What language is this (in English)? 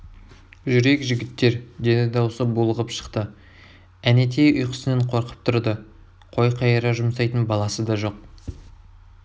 Kazakh